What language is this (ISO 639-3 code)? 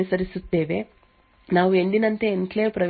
kan